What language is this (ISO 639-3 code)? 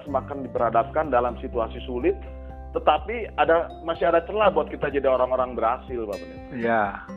ind